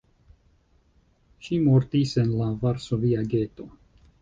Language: Esperanto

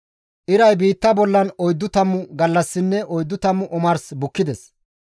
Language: Gamo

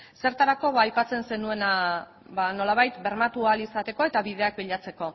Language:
Basque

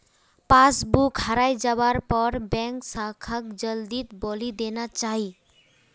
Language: Magahi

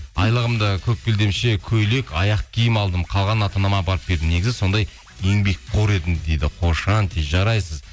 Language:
Kazakh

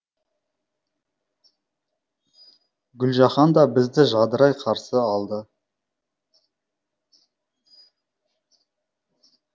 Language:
Kazakh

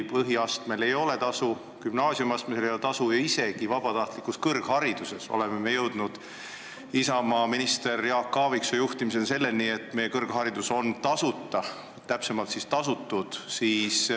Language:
Estonian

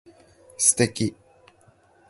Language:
Japanese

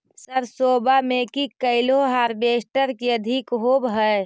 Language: Magahi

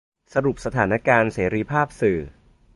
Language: Thai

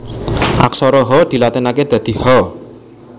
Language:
Javanese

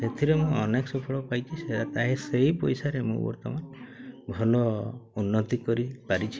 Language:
Odia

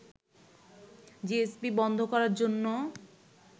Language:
Bangla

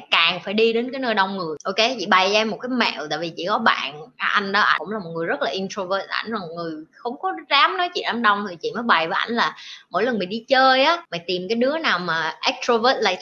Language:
Vietnamese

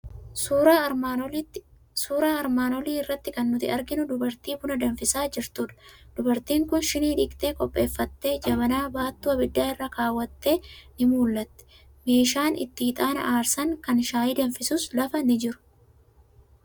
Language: Oromo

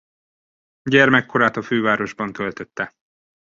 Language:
Hungarian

